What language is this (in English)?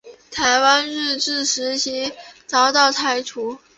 Chinese